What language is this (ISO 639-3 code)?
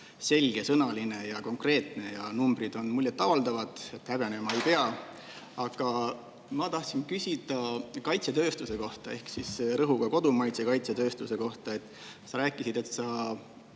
est